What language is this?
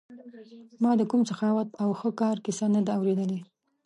Pashto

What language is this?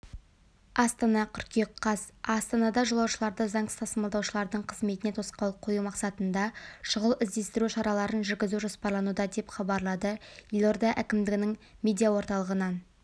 Kazakh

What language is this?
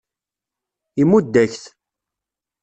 Kabyle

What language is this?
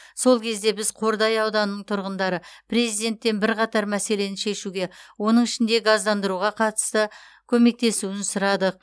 Kazakh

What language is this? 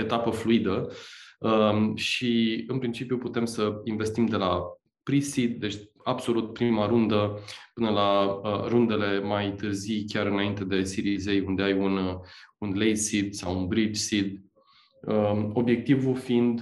Romanian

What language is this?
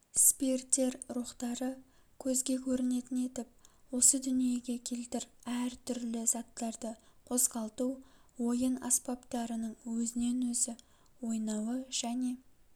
Kazakh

